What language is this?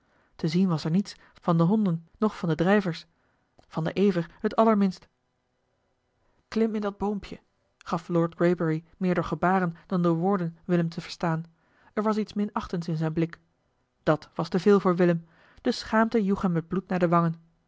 Dutch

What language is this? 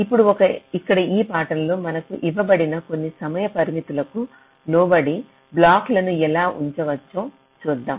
Telugu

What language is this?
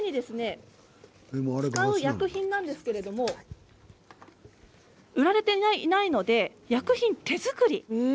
Japanese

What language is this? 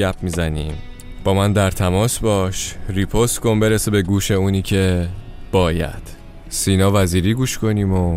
Persian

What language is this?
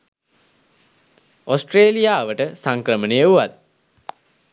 Sinhala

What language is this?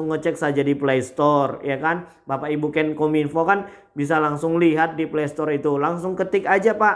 Indonesian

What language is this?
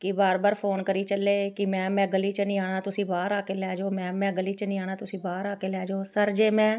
Punjabi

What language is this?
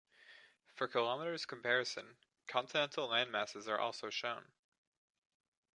English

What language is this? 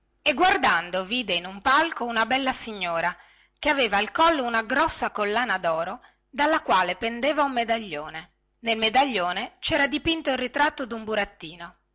Italian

